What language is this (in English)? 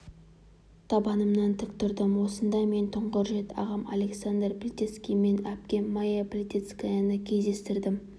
Kazakh